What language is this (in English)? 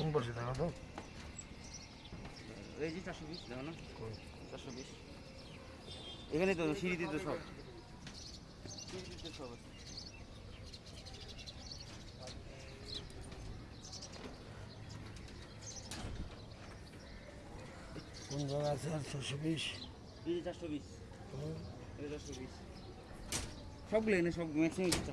Bangla